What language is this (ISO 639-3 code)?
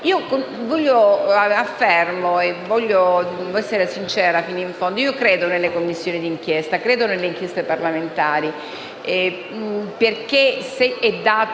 ita